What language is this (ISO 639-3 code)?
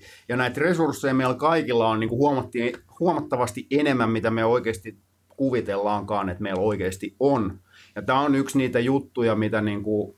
fin